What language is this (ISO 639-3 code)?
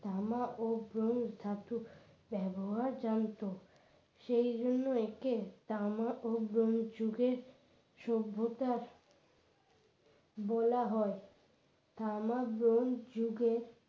ben